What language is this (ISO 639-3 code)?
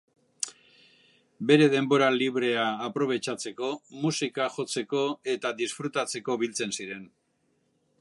eus